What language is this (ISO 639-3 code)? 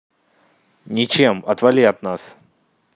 rus